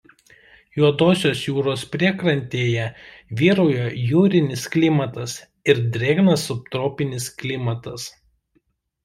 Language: Lithuanian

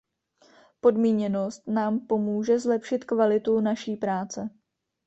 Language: Czech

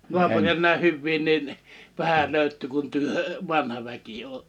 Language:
Finnish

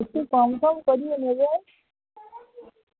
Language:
Bangla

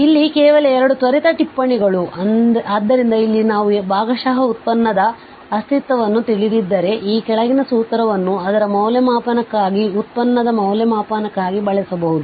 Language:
Kannada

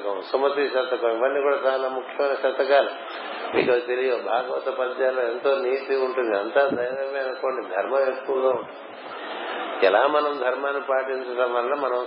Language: Telugu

